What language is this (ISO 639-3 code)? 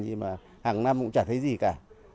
vie